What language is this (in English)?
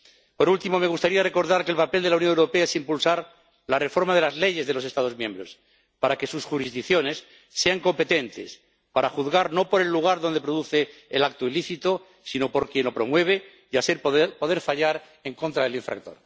Spanish